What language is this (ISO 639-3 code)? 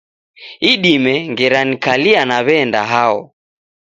dav